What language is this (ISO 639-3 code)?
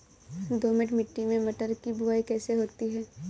hin